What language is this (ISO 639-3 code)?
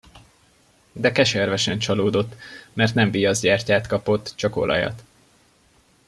hun